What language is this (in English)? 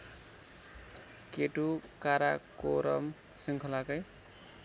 Nepali